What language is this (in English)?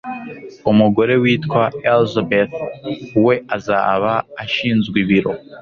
Kinyarwanda